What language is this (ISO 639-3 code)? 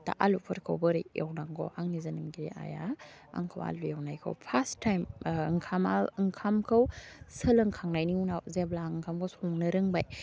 brx